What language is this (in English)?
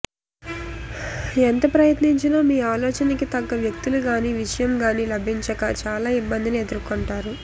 Telugu